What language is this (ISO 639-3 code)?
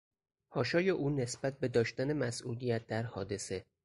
fas